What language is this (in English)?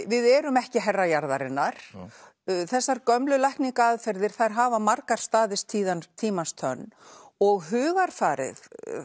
Icelandic